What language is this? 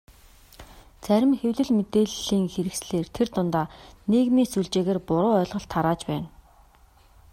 Mongolian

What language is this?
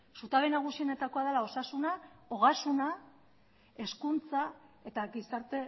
Basque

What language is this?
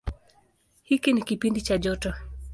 Swahili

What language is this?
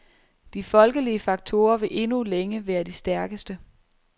Danish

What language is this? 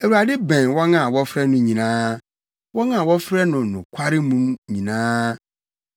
Akan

